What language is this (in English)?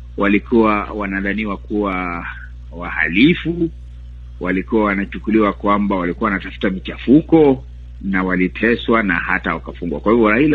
Swahili